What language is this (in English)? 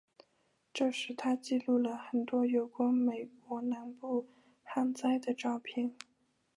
Chinese